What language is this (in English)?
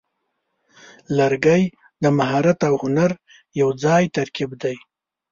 Pashto